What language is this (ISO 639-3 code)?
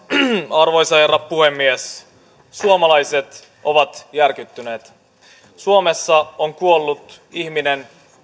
fin